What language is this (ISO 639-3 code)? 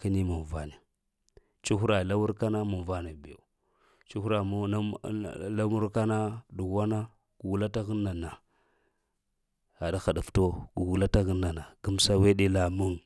hia